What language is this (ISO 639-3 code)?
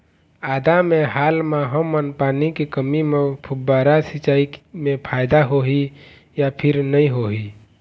hne